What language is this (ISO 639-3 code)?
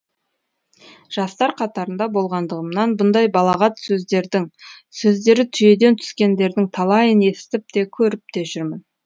kaz